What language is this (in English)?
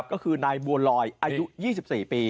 Thai